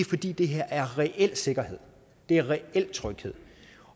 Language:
Danish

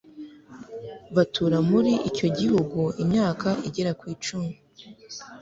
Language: Kinyarwanda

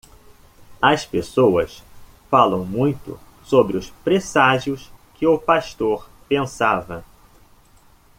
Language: Portuguese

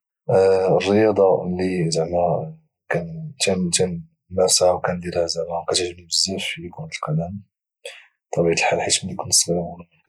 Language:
Moroccan Arabic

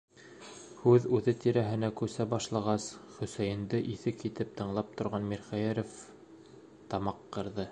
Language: Bashkir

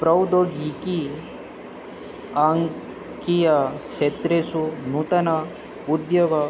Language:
Sanskrit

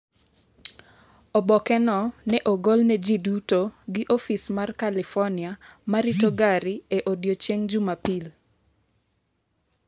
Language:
Luo (Kenya and Tanzania)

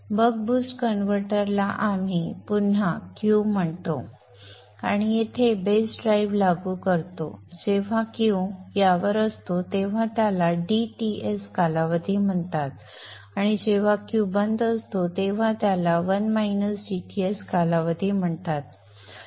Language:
Marathi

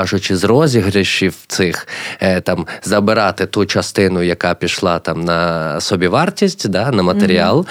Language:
Ukrainian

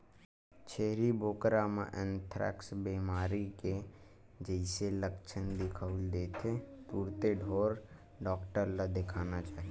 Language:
Chhattisgarhi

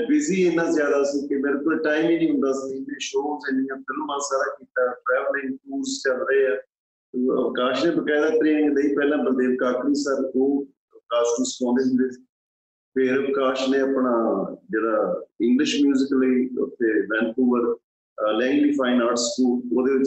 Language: Punjabi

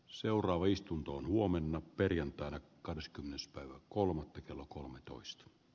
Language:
Finnish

